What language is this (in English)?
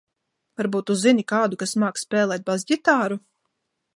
Latvian